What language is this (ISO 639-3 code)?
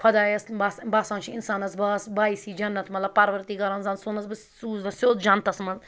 kas